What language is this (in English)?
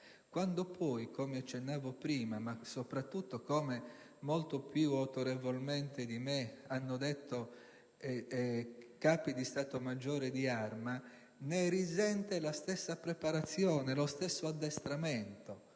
Italian